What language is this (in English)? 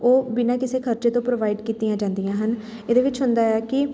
Punjabi